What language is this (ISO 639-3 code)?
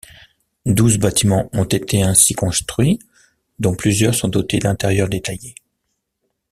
fra